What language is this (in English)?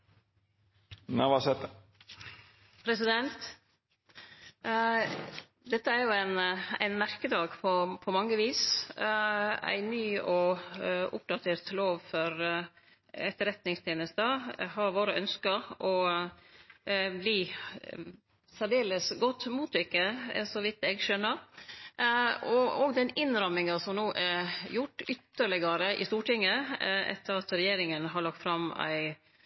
Norwegian